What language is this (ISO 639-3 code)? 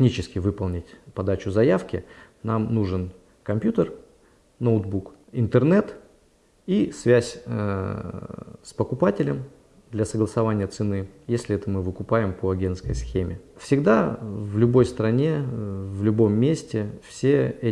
rus